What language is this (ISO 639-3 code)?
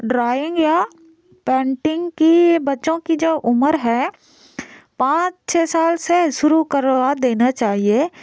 hin